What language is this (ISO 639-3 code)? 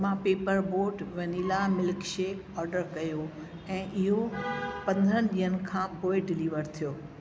snd